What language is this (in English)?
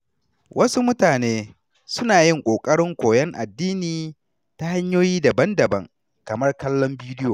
Hausa